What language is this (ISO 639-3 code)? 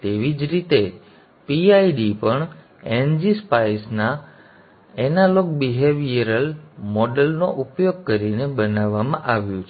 guj